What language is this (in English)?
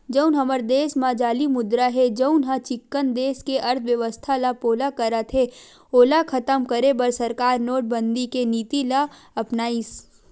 Chhattisgarhi